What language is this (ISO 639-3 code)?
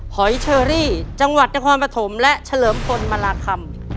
tha